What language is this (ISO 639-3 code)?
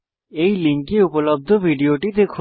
ben